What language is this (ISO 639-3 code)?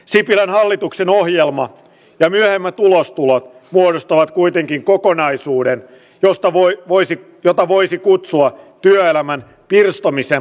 fin